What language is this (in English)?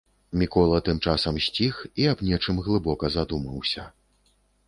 Belarusian